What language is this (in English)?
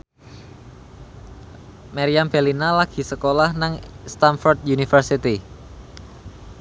Javanese